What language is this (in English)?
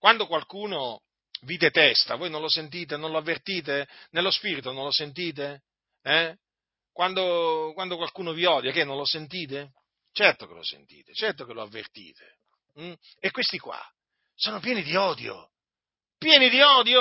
Italian